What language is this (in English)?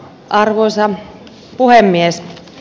Finnish